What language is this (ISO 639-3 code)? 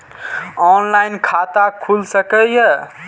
mai